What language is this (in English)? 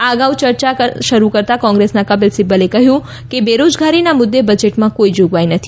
Gujarati